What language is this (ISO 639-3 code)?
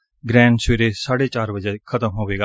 pan